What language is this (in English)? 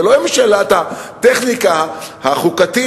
Hebrew